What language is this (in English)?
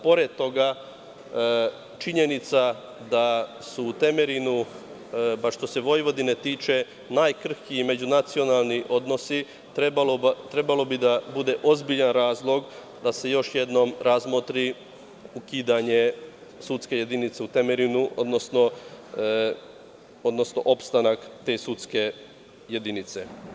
Serbian